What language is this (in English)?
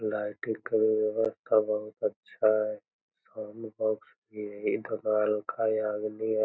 Magahi